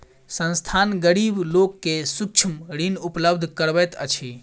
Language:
Maithili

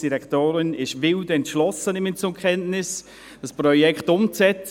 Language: Swiss German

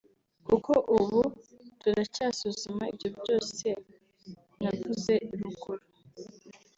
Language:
Kinyarwanda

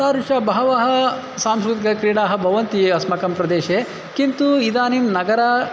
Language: Sanskrit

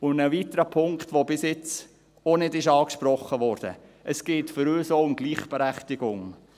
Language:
Swiss German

